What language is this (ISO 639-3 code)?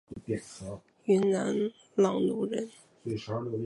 zho